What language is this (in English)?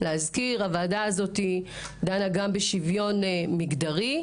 Hebrew